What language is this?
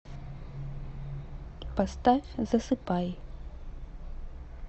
Russian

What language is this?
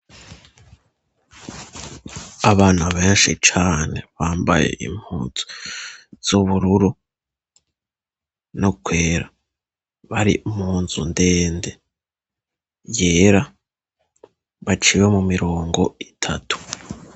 Rundi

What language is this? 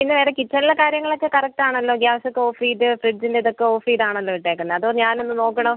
Malayalam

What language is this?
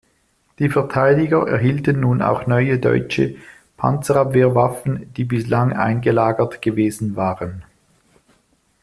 German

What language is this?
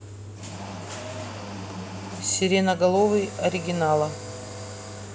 Russian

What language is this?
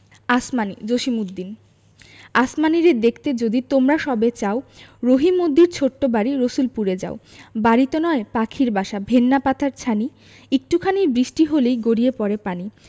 Bangla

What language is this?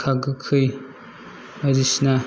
Bodo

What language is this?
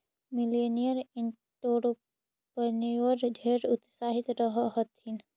Magahi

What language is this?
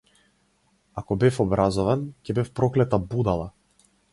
Macedonian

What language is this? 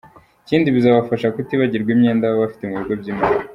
Kinyarwanda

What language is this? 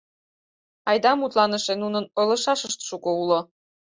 Mari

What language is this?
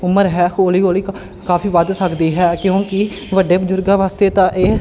Punjabi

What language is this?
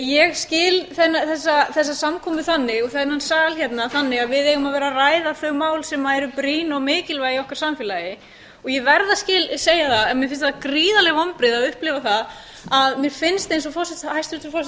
Icelandic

